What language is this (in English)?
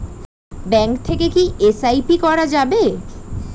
Bangla